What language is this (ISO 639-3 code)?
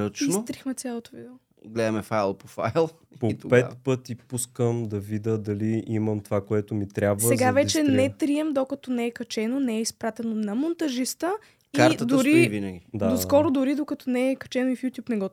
bul